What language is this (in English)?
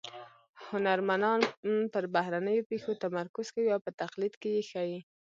Pashto